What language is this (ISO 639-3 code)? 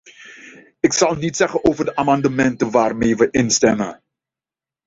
nld